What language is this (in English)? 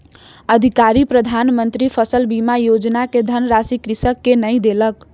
Maithili